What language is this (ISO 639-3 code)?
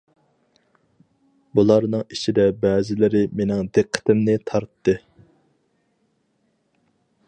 uig